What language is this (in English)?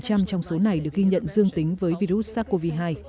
Vietnamese